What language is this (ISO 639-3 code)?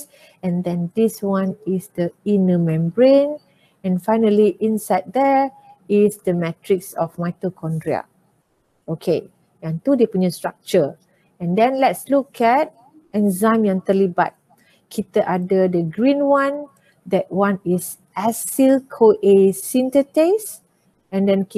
msa